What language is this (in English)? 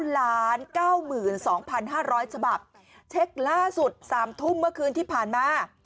Thai